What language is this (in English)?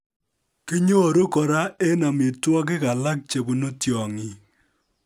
Kalenjin